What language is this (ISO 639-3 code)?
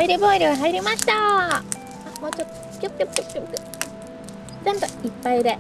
jpn